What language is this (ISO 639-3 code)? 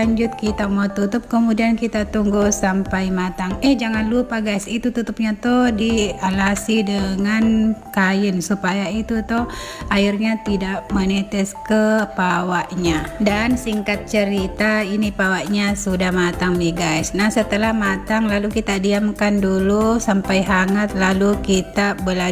ind